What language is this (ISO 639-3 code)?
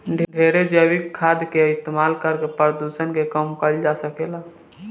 bho